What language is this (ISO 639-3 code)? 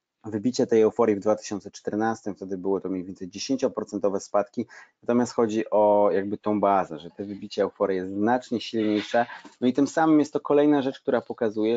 pol